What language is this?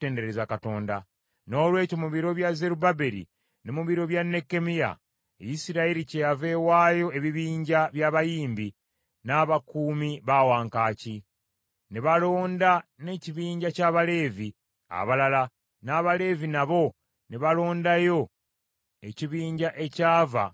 Ganda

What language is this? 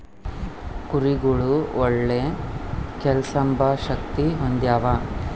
Kannada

